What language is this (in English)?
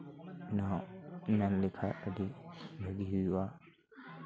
Santali